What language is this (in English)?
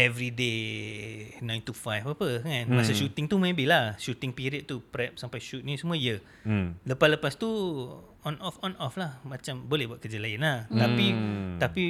Malay